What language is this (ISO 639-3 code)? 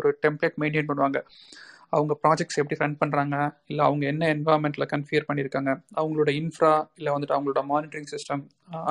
tam